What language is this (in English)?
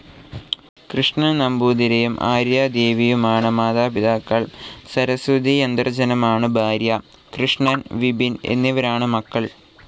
Malayalam